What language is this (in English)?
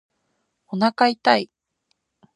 Japanese